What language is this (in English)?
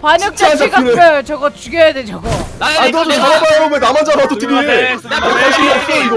Korean